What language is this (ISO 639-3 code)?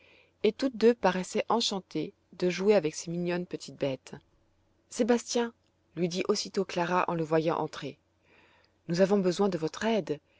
fra